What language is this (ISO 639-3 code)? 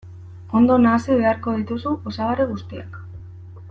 eus